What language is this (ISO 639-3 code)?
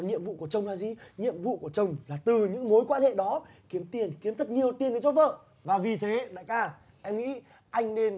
vie